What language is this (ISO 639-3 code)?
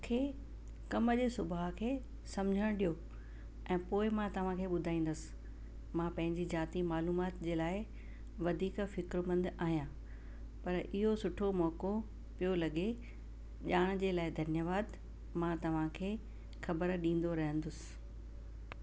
snd